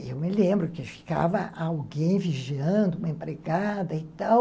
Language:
Portuguese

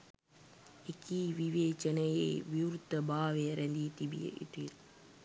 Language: Sinhala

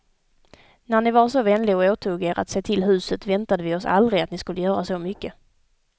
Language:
Swedish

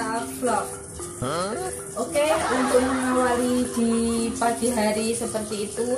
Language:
Indonesian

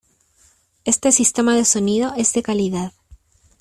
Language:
Spanish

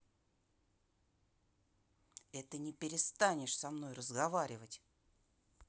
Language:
Russian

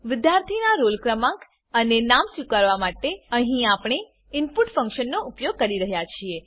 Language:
Gujarati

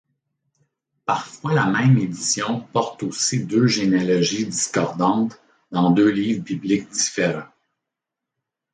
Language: French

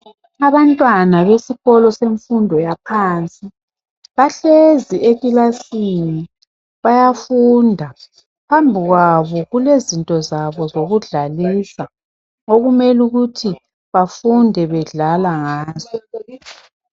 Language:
North Ndebele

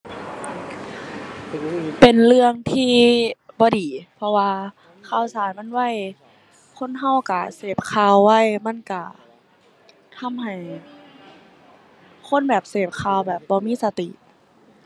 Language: Thai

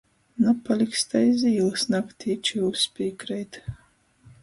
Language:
Latgalian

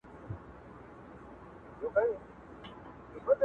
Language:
Pashto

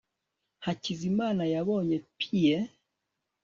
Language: Kinyarwanda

